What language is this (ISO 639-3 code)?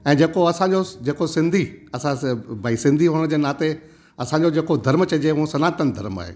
snd